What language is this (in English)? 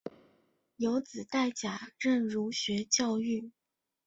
Chinese